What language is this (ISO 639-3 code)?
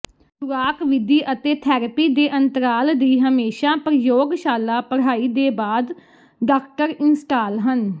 pan